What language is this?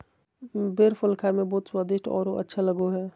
Magahi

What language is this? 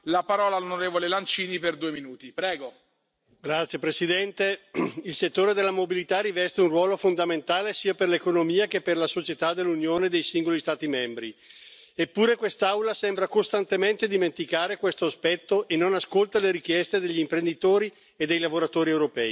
Italian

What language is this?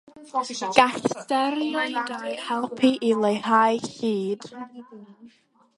Welsh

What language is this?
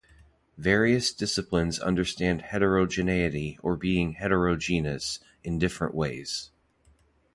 English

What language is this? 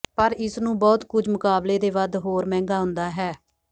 Punjabi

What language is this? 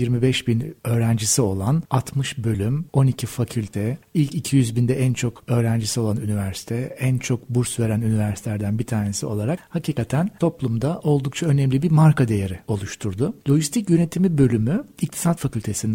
Turkish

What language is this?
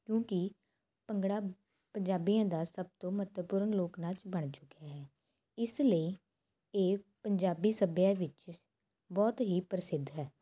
Punjabi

